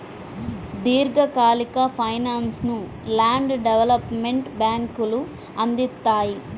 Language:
Telugu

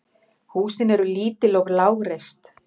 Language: Icelandic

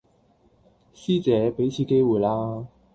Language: Cantonese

